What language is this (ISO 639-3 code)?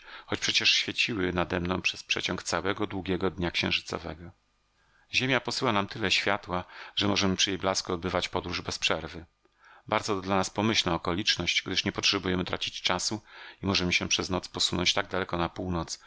pol